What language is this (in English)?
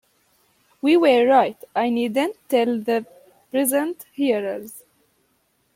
English